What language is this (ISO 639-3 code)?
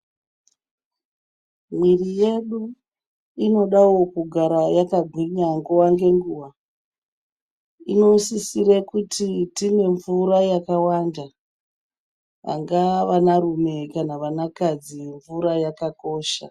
ndc